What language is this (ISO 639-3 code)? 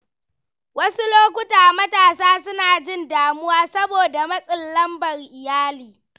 hau